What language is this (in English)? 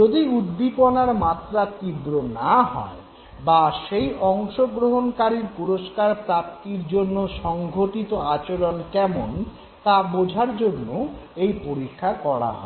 Bangla